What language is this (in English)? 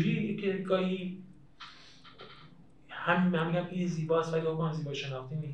Persian